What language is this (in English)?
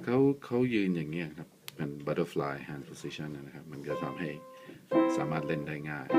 Thai